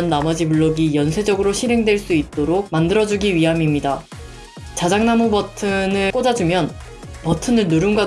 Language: Korean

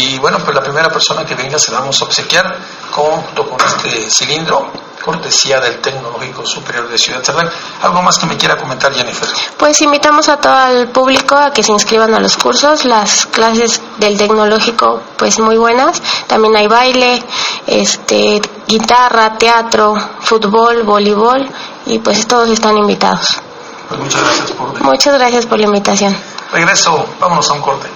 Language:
Spanish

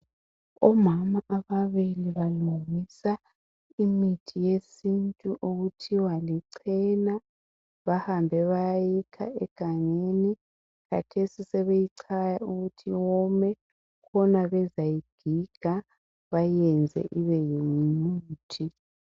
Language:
North Ndebele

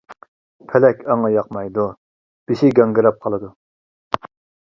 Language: Uyghur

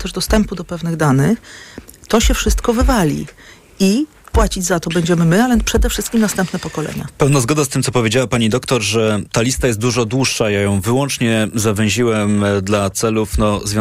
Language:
Polish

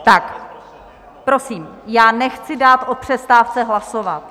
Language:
Czech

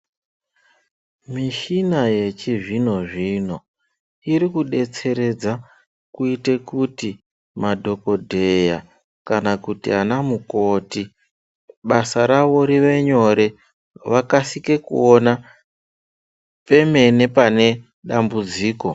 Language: Ndau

